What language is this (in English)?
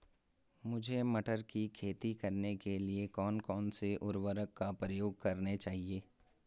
Hindi